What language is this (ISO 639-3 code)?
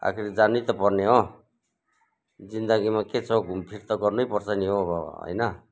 nep